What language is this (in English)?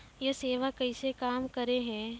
Maithili